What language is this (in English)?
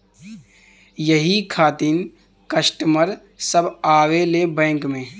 Bhojpuri